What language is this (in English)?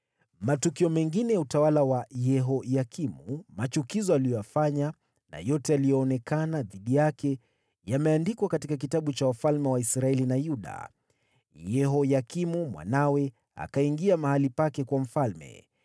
Swahili